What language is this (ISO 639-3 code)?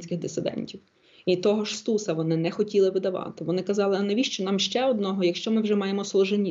ukr